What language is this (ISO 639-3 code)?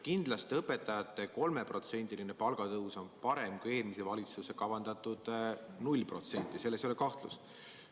est